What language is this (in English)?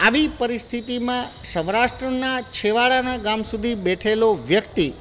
Gujarati